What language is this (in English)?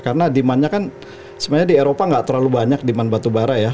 Indonesian